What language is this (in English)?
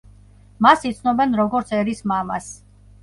Georgian